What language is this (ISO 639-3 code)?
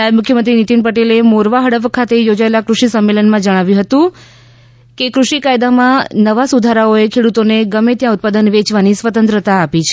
guj